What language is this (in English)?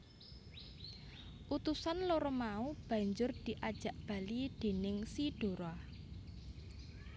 Javanese